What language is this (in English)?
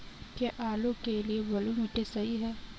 Hindi